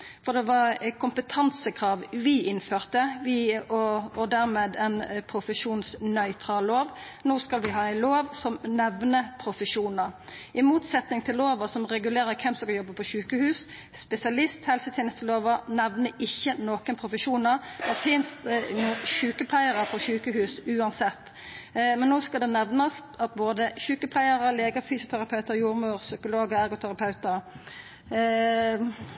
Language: Norwegian Nynorsk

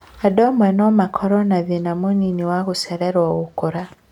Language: Kikuyu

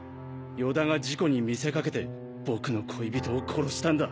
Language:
Japanese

